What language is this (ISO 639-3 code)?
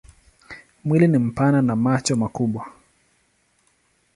swa